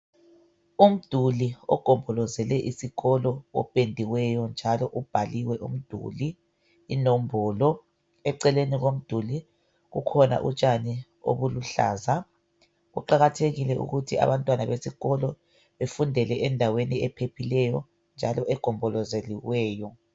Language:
North Ndebele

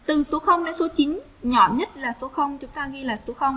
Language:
Vietnamese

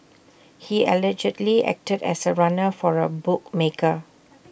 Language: English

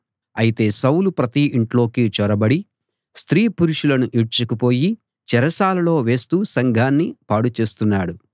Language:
Telugu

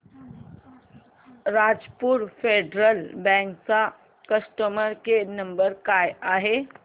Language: Marathi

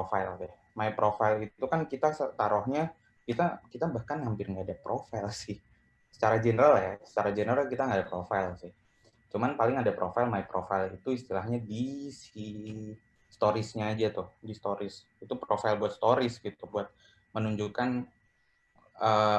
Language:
Indonesian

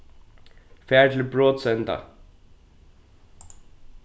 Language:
Faroese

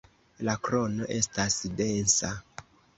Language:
Esperanto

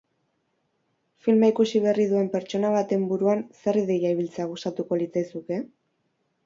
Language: Basque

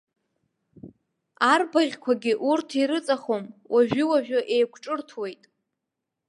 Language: Abkhazian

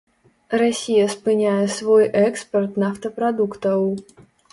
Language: Belarusian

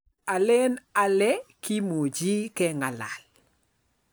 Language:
Kalenjin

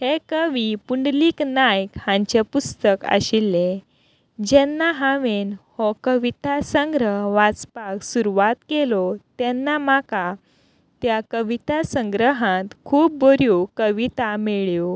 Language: Konkani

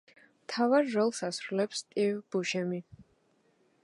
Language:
Georgian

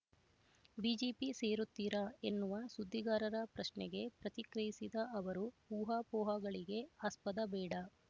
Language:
Kannada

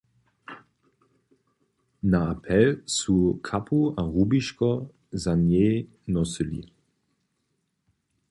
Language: Upper Sorbian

